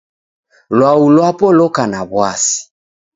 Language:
Taita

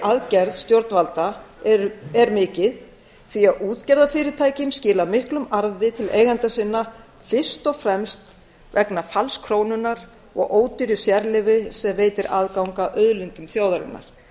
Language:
Icelandic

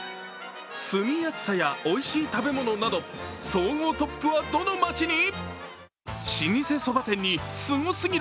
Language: Japanese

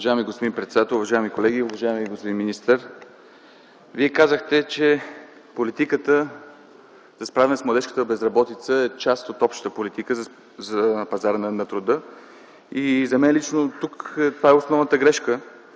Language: Bulgarian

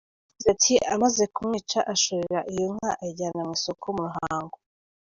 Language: Kinyarwanda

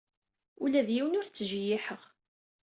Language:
Kabyle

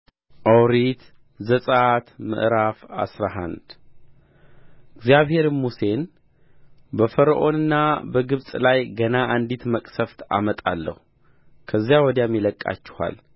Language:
Amharic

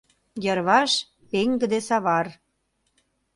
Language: Mari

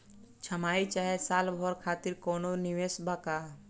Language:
Bhojpuri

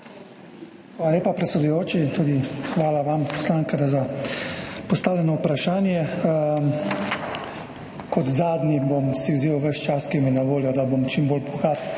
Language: Slovenian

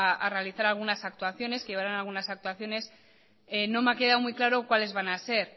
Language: Spanish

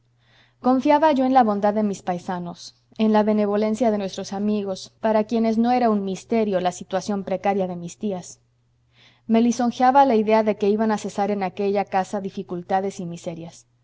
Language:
Spanish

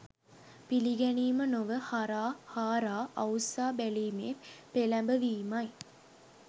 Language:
Sinhala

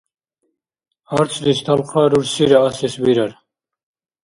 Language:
Dargwa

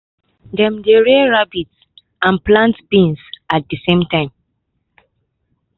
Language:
Nigerian Pidgin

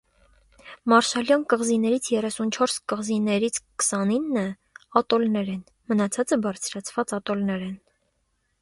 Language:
Armenian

